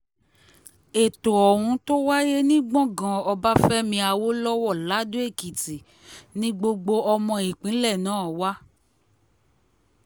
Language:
Yoruba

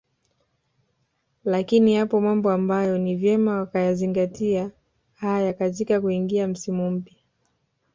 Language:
Swahili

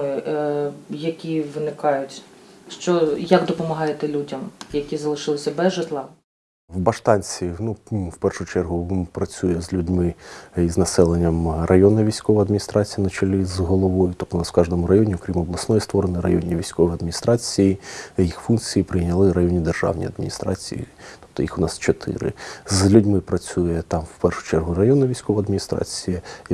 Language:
Ukrainian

